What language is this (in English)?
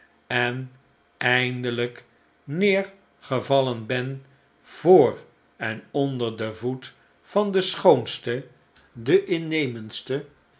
Dutch